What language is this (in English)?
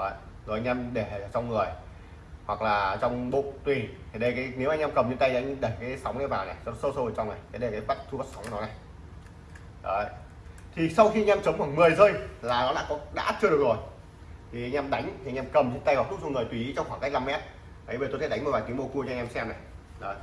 Vietnamese